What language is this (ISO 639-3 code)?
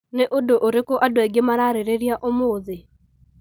kik